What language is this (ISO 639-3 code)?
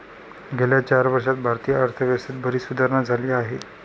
mar